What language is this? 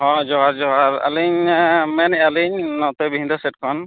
Santali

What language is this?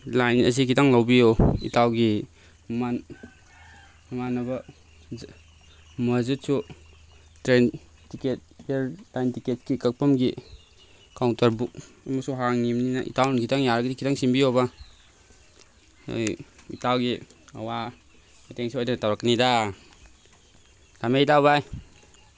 Manipuri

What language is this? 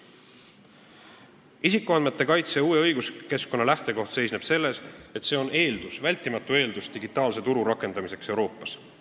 Estonian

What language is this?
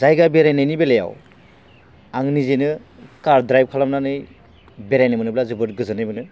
Bodo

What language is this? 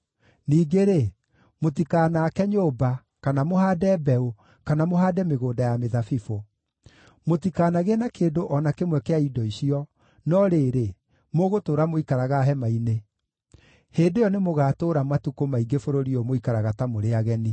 Kikuyu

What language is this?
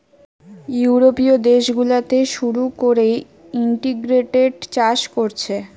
Bangla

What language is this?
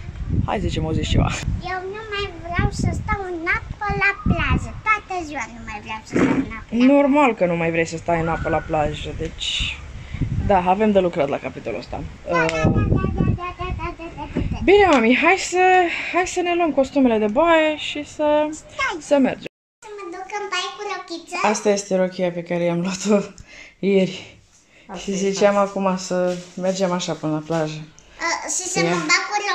Romanian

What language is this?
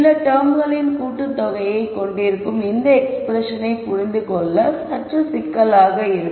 Tamil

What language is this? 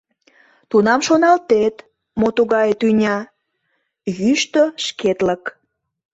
Mari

